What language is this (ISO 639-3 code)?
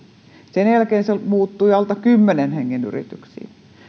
fin